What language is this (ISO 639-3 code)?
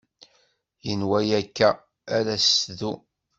kab